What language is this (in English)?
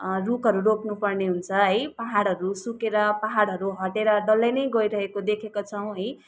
Nepali